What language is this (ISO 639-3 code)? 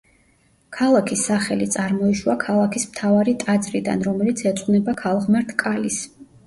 kat